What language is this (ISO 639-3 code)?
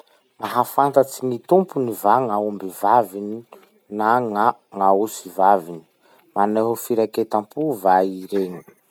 msh